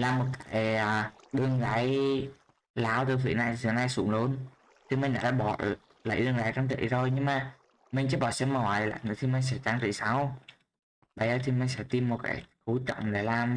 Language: Vietnamese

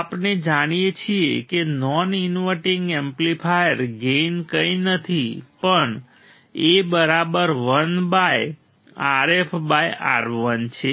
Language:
Gujarati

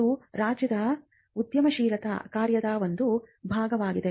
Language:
Kannada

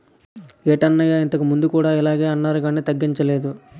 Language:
Telugu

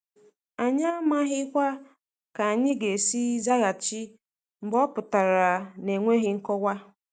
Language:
Igbo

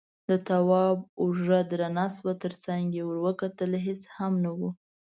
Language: Pashto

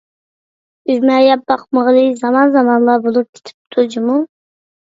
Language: Uyghur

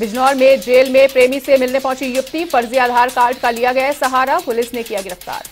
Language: Hindi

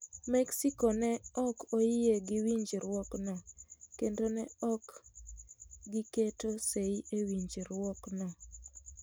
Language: Luo (Kenya and Tanzania)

